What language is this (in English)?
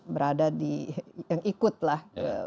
Indonesian